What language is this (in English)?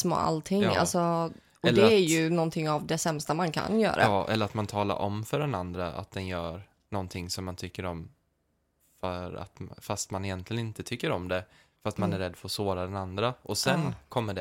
Swedish